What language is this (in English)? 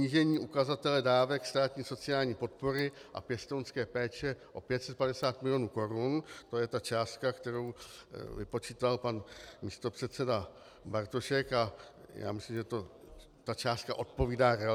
Czech